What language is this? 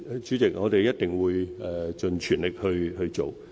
Cantonese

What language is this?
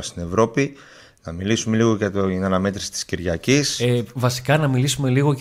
Greek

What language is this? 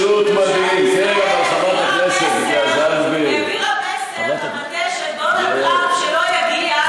Hebrew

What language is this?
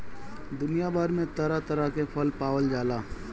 Bhojpuri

